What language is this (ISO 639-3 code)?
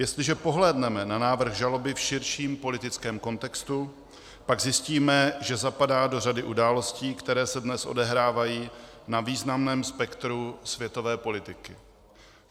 ces